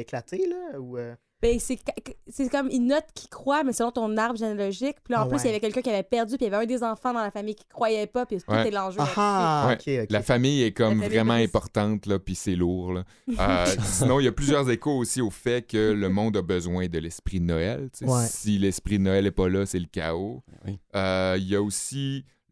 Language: French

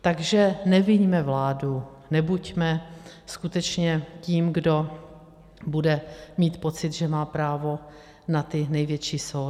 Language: Czech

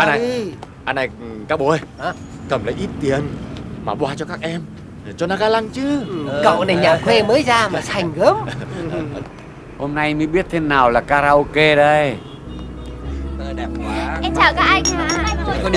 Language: Vietnamese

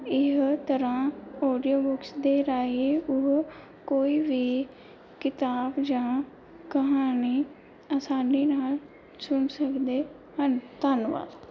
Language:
Punjabi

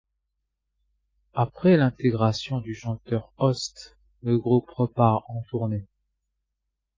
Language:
French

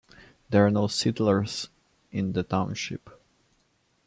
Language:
English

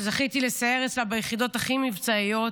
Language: Hebrew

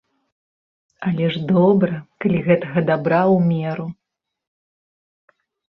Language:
Belarusian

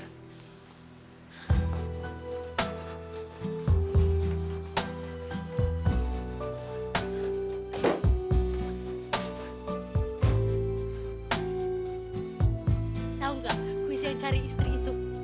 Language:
Indonesian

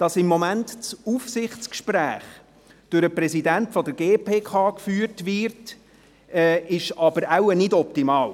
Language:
Swiss German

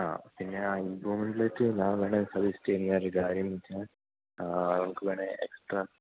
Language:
Malayalam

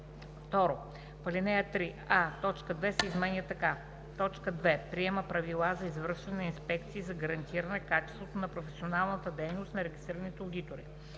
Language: Bulgarian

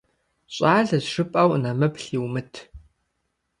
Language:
Kabardian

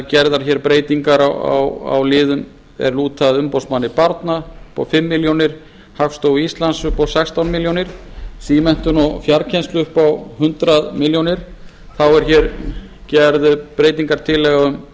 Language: Icelandic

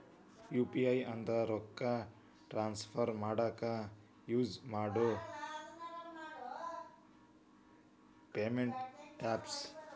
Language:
Kannada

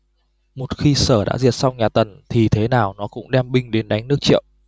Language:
Vietnamese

